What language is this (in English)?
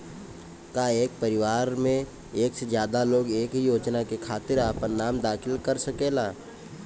Bhojpuri